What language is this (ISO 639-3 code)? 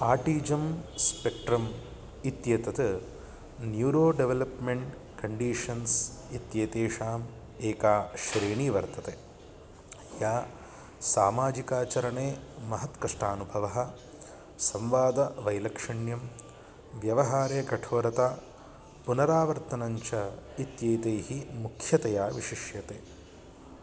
san